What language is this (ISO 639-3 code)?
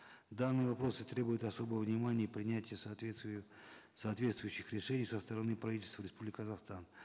kaz